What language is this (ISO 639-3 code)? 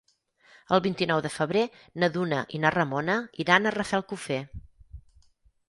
cat